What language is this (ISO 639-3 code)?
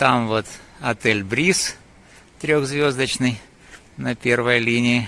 rus